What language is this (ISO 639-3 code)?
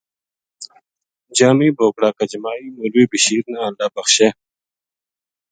gju